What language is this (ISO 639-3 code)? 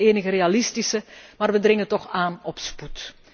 nld